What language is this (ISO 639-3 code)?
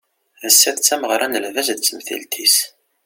kab